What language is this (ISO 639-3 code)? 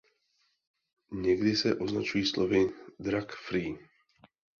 ces